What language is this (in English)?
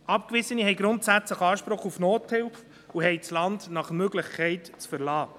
Swiss German